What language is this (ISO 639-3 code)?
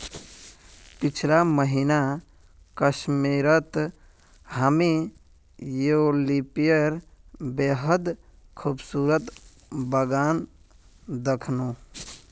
mag